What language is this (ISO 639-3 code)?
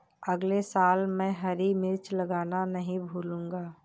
hin